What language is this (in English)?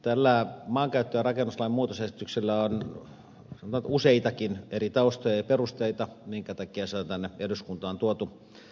Finnish